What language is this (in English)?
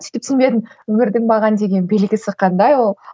Kazakh